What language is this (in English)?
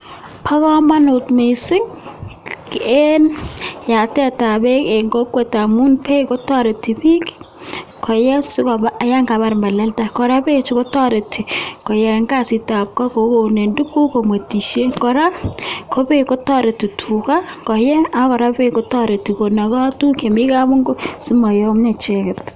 Kalenjin